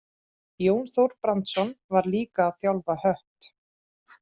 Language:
Icelandic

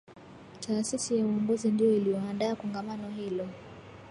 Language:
Swahili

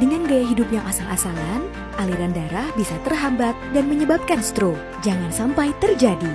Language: Indonesian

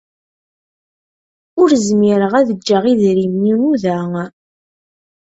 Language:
Kabyle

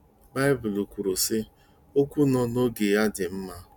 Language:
Igbo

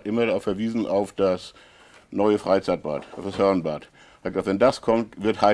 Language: German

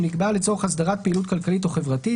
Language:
Hebrew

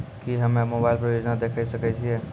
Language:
Maithili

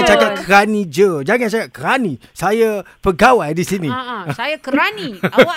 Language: Malay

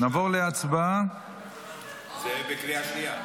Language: Hebrew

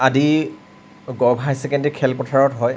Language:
Assamese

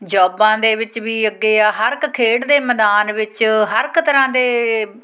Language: Punjabi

